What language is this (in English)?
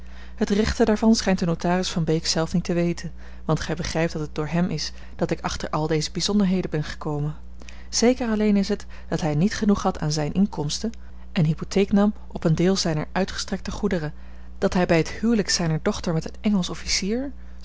Dutch